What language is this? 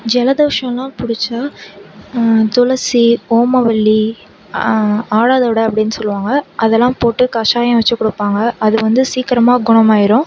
Tamil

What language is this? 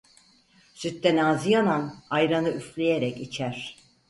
Turkish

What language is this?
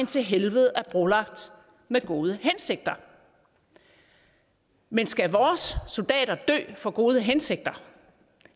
Danish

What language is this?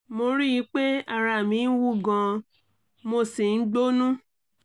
Yoruba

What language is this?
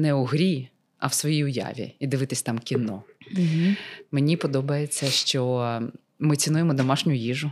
Ukrainian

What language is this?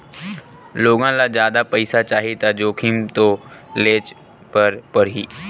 Chhattisgarhi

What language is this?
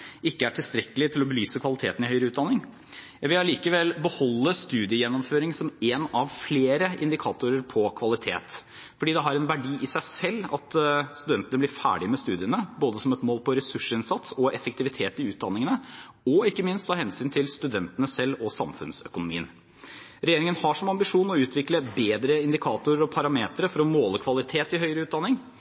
Norwegian Bokmål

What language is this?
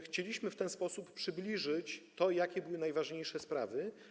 Polish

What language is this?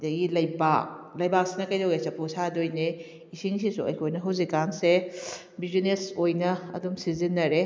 Manipuri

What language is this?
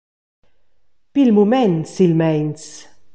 Romansh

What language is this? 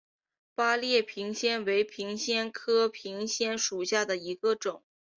Chinese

